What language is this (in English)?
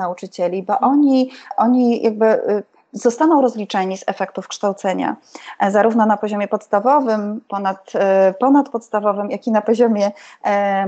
Polish